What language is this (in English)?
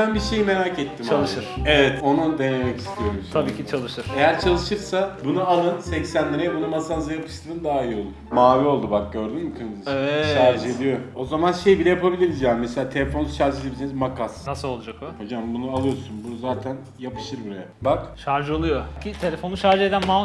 Turkish